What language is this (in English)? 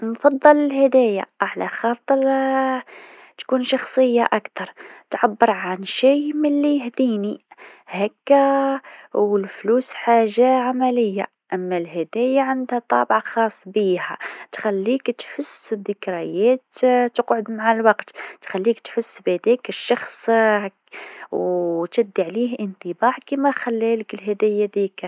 Tunisian Arabic